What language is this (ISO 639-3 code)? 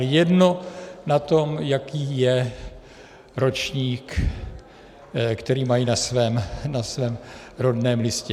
ces